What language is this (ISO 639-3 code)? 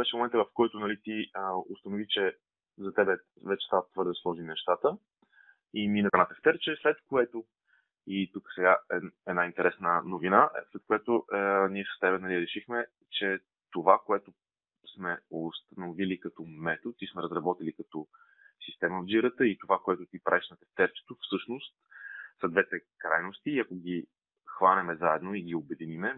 bul